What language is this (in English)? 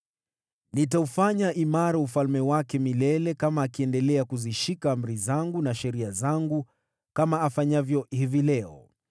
Swahili